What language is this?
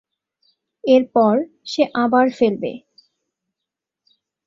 Bangla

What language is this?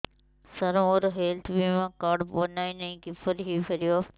Odia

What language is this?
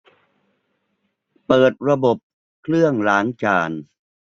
Thai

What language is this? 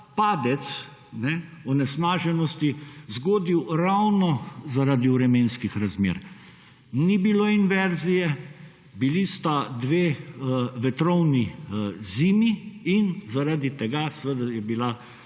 Slovenian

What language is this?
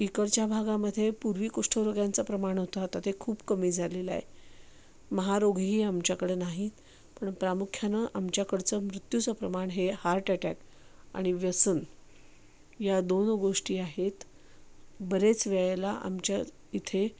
Marathi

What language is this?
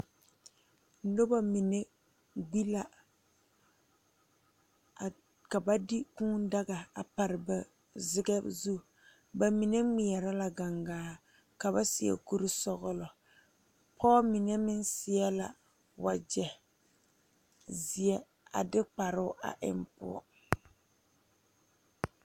Southern Dagaare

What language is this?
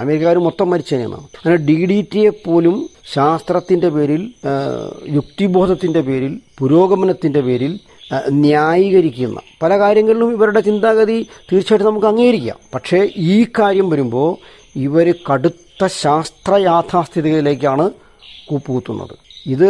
Malayalam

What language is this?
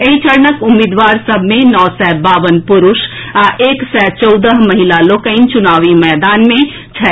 Maithili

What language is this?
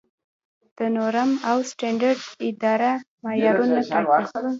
Pashto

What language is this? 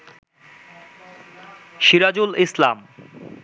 Bangla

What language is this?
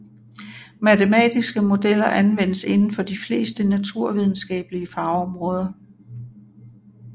Danish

